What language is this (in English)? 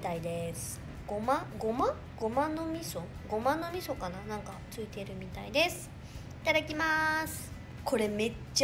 Japanese